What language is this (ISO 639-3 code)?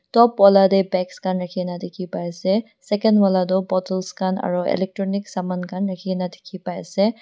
nag